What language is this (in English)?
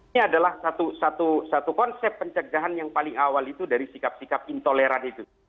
Indonesian